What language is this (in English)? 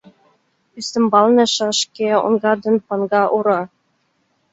Mari